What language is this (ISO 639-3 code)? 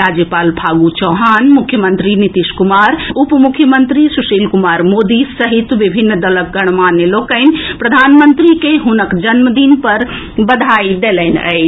mai